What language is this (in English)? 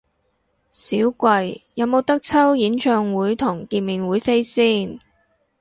Cantonese